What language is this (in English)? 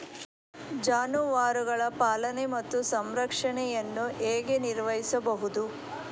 Kannada